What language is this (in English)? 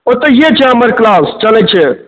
Maithili